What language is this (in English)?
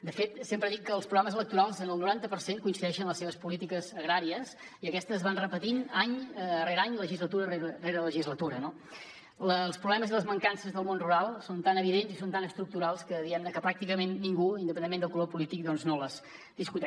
Catalan